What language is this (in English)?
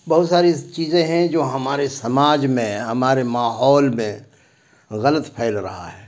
Urdu